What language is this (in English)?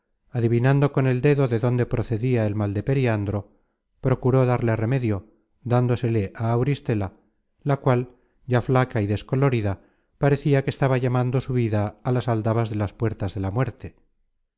Spanish